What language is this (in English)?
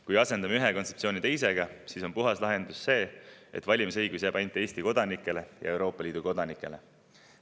Estonian